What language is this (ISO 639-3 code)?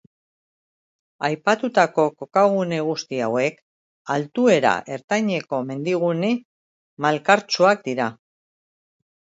eus